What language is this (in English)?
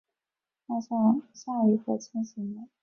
Chinese